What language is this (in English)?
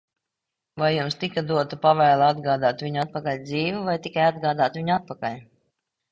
Latvian